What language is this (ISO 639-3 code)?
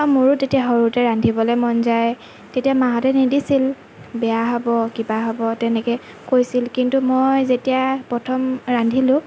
asm